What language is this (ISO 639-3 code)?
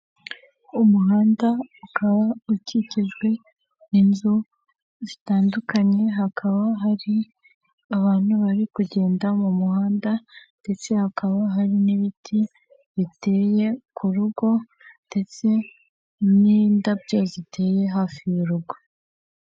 kin